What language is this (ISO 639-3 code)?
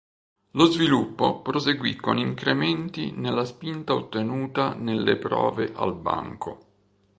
ita